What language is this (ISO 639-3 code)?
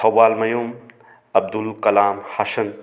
mni